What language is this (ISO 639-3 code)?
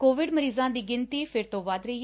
pan